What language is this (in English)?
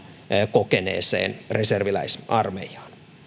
Finnish